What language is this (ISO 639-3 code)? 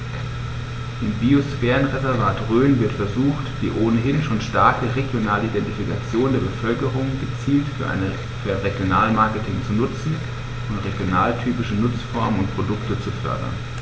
deu